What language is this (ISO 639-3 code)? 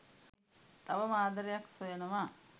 sin